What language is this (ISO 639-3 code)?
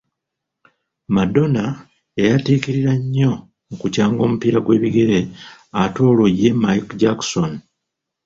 lug